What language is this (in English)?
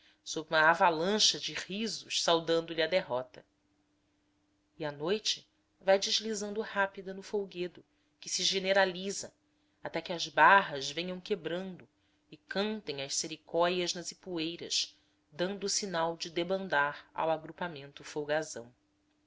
Portuguese